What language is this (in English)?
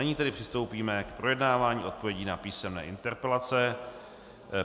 Czech